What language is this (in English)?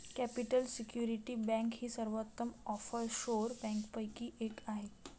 Marathi